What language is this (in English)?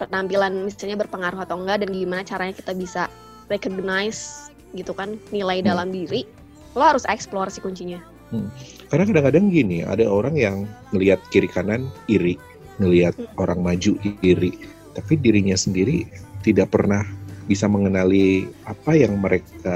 Indonesian